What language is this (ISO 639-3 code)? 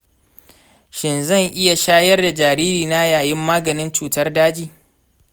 hau